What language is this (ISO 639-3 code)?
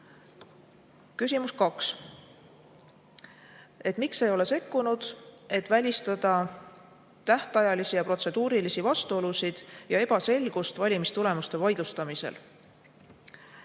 est